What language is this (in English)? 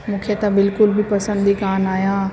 Sindhi